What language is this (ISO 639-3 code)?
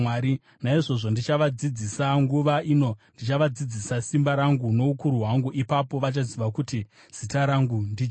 sna